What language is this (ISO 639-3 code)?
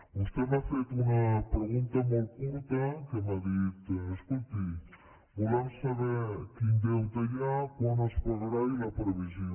cat